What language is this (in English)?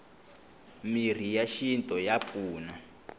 Tsonga